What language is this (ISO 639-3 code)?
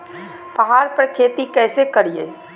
mag